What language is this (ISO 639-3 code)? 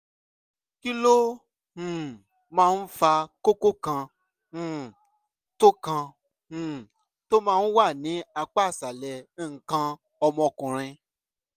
yor